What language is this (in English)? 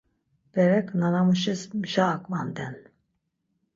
Laz